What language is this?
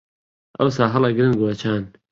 Central Kurdish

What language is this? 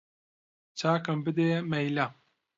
Central Kurdish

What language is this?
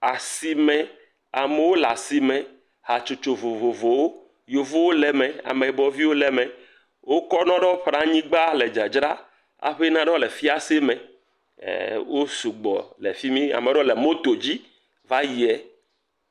Ewe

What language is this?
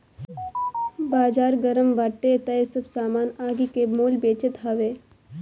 Bhojpuri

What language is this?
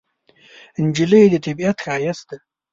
Pashto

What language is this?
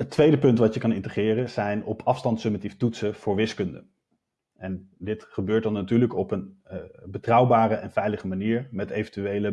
Dutch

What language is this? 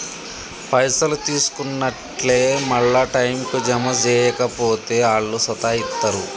Telugu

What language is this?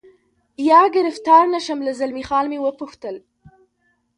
Pashto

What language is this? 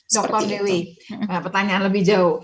Indonesian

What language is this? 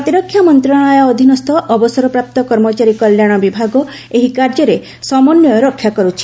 Odia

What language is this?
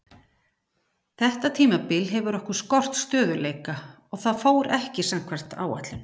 Icelandic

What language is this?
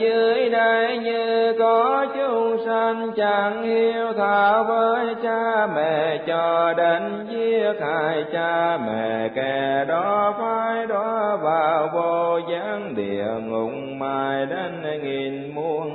Vietnamese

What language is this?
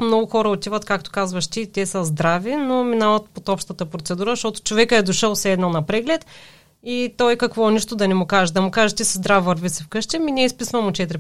Bulgarian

